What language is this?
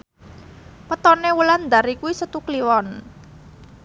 Javanese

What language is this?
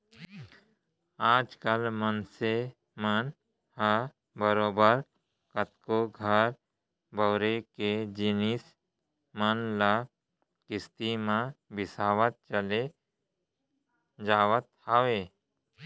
Chhattisgarhi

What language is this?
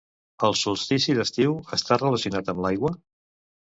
Catalan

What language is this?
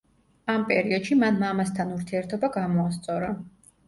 Georgian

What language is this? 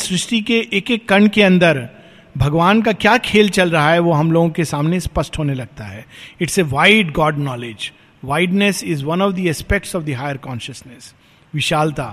Hindi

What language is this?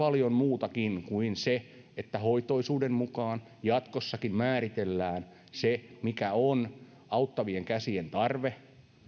Finnish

